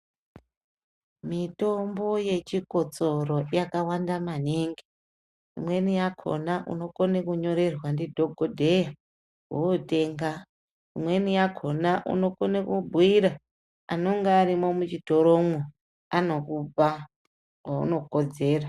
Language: Ndau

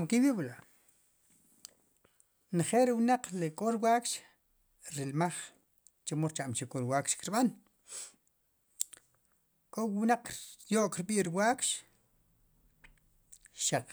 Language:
Sipacapense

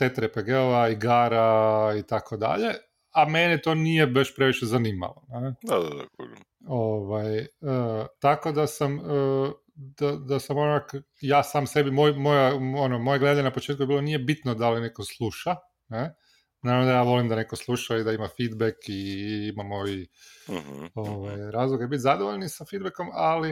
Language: Croatian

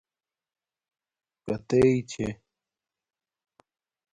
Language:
Domaaki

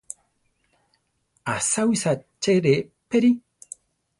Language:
Central Tarahumara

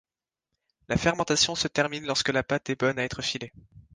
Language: French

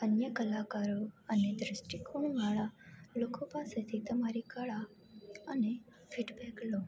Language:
Gujarati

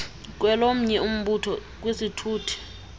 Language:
Xhosa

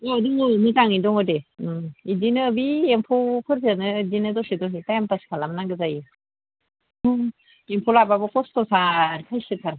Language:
Bodo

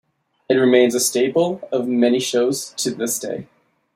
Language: English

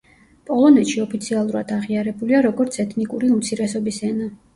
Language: Georgian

